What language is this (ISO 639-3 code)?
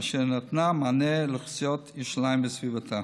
heb